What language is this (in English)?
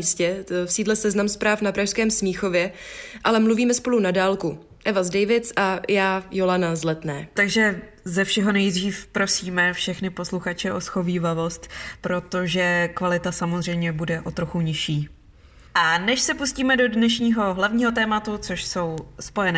Czech